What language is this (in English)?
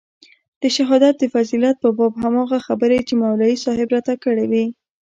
Pashto